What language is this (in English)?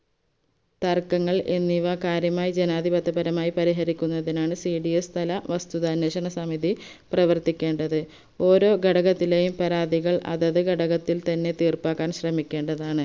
Malayalam